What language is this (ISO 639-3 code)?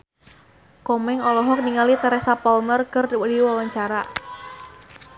sun